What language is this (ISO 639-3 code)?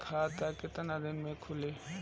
bho